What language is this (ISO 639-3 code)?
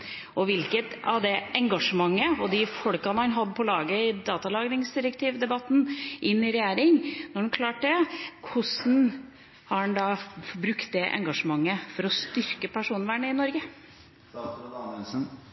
nob